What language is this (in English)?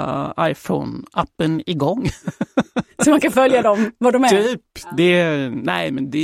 Swedish